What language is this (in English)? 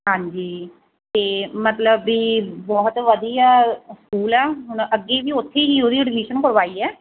Punjabi